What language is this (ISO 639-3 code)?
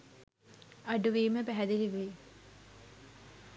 sin